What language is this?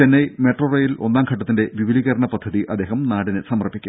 Malayalam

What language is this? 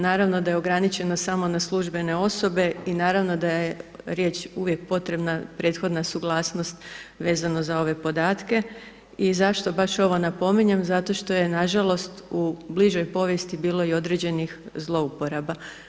Croatian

